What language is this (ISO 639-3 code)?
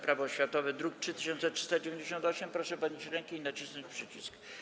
pol